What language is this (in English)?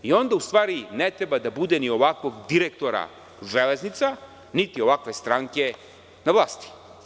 Serbian